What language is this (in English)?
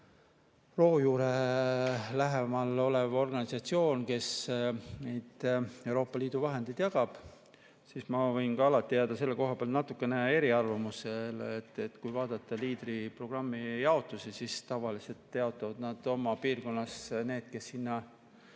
Estonian